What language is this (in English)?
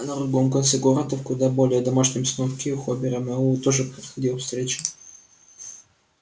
Russian